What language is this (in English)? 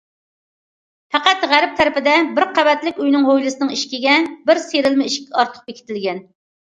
Uyghur